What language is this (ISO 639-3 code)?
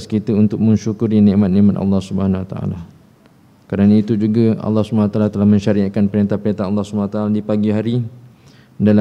msa